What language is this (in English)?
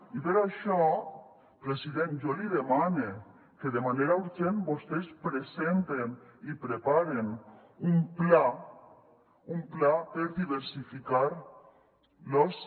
Catalan